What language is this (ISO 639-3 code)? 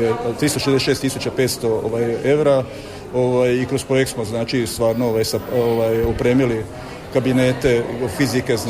hrv